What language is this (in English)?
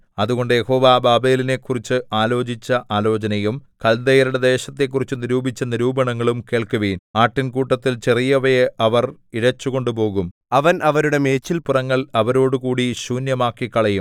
Malayalam